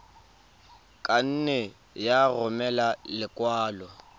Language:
Tswana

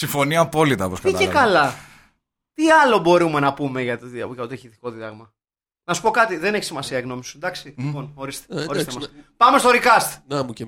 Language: Greek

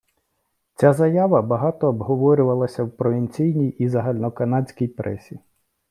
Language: Ukrainian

